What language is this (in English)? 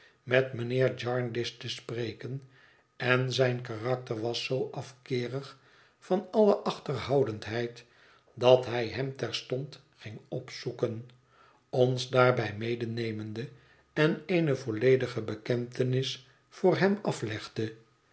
Dutch